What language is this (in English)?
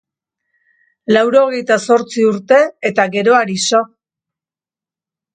Basque